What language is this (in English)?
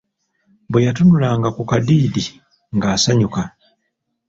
Ganda